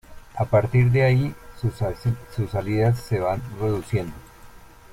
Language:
Spanish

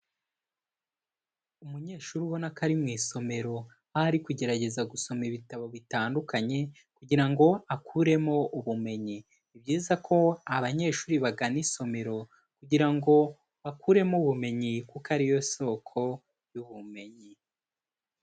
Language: Kinyarwanda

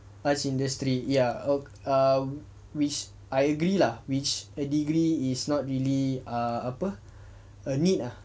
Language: English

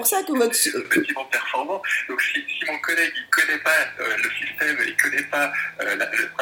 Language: French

